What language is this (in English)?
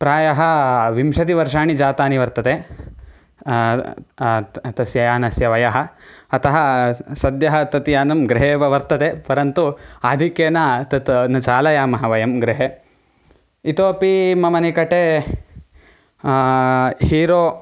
Sanskrit